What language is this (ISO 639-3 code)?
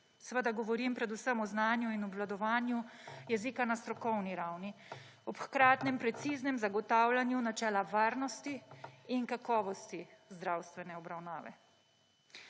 slv